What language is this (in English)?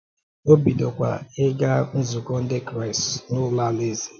Igbo